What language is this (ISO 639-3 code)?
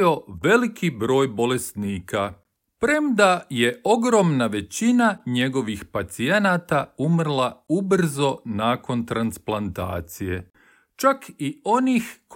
hrv